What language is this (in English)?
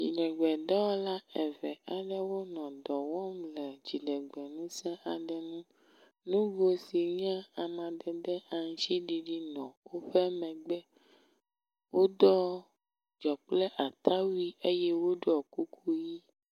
Ewe